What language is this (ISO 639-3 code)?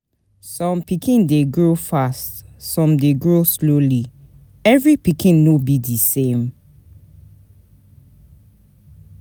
pcm